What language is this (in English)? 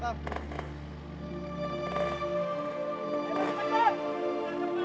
Indonesian